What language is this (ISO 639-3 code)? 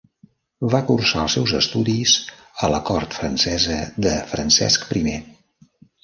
cat